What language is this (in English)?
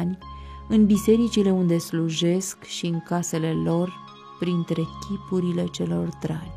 Romanian